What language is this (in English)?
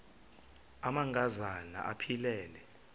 Xhosa